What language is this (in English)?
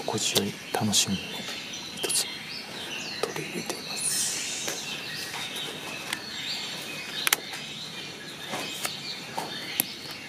Japanese